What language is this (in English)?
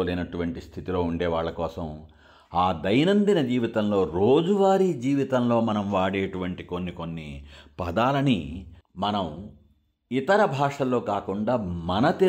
Telugu